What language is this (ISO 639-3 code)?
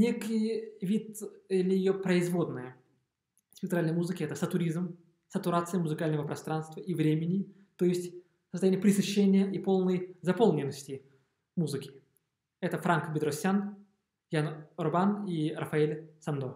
rus